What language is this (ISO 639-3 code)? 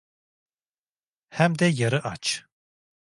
tur